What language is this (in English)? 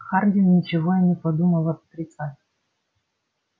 Russian